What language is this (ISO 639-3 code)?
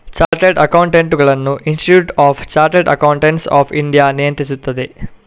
kan